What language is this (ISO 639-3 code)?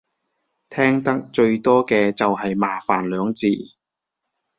yue